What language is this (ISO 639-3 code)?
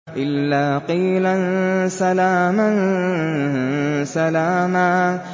ara